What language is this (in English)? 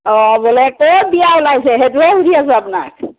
Assamese